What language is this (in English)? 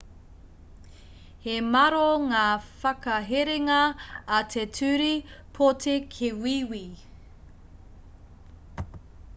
Māori